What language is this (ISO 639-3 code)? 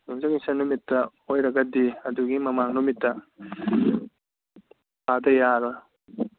mni